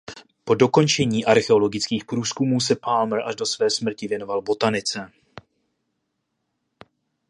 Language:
Czech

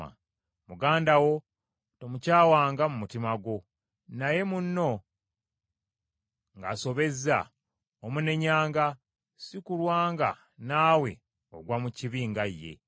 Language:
Ganda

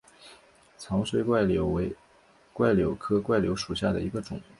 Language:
Chinese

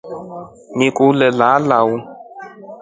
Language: Rombo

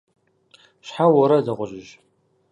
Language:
Kabardian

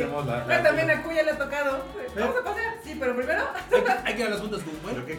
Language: Spanish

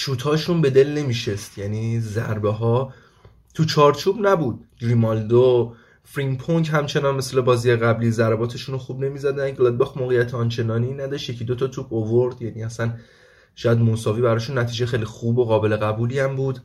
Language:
Persian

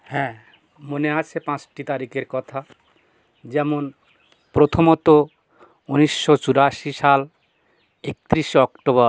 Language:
Bangla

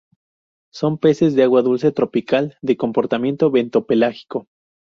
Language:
Spanish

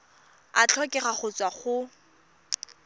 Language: Tswana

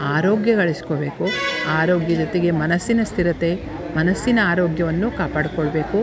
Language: Kannada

